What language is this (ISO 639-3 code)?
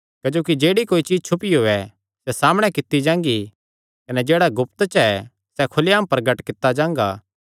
xnr